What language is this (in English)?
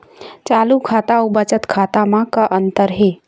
Chhattisgarhi